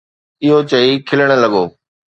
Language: Sindhi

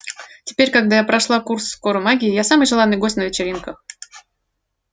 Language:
Russian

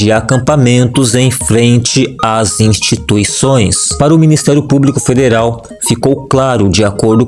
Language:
Portuguese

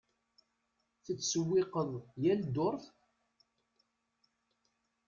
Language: Kabyle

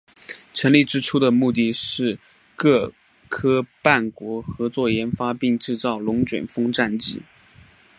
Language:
Chinese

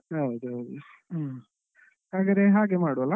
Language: Kannada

